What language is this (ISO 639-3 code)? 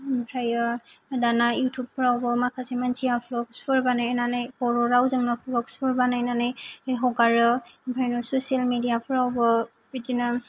brx